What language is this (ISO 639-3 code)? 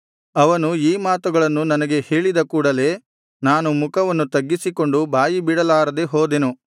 kan